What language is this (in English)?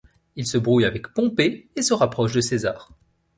French